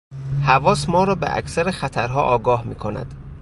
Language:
Persian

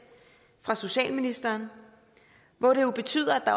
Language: Danish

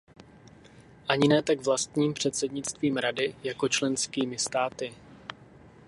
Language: Czech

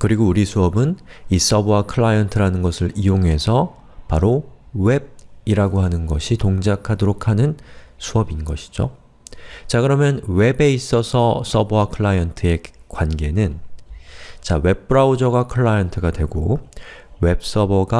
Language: Korean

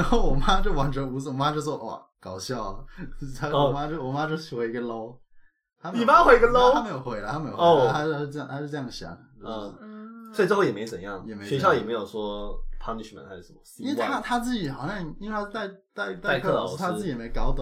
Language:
Chinese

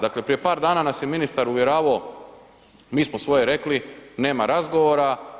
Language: Croatian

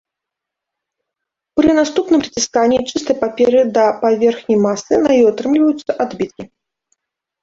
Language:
Belarusian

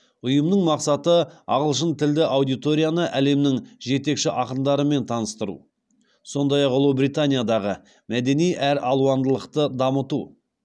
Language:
Kazakh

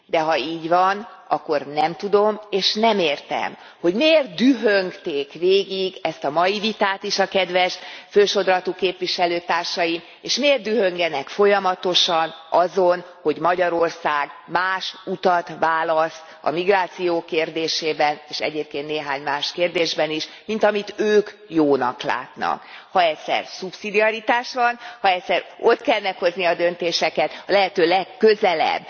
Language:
Hungarian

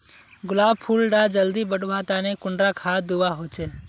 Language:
Magahi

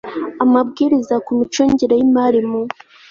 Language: Kinyarwanda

